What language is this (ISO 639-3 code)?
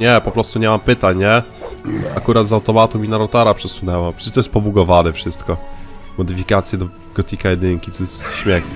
pol